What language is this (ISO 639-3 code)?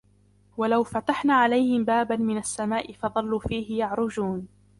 ara